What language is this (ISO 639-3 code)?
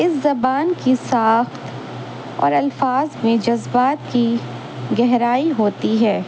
urd